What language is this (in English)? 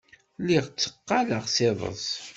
Kabyle